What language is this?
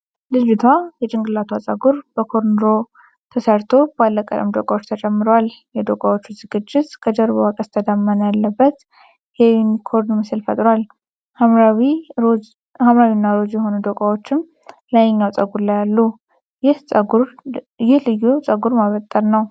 Amharic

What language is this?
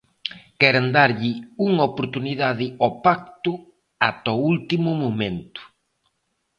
Galician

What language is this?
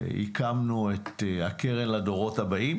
Hebrew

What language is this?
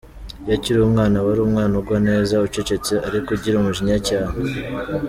Kinyarwanda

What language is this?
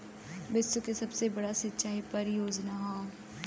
Bhojpuri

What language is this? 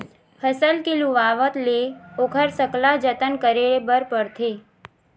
Chhattisgarhi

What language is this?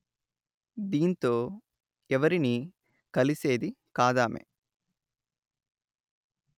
Telugu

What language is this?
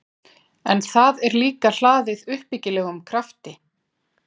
Icelandic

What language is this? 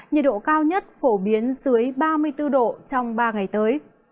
Vietnamese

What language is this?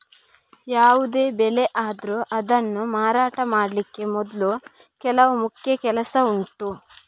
Kannada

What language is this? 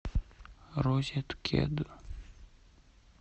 Russian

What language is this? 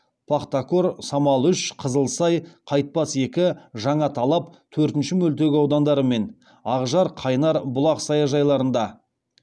Kazakh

